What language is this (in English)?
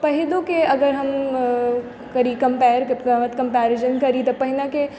Maithili